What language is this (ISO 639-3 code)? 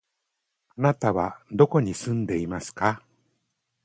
jpn